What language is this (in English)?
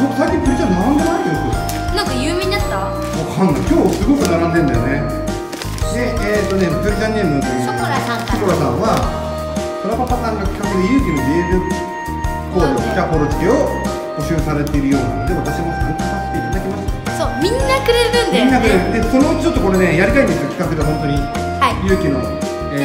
Japanese